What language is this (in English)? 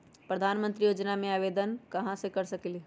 Magahi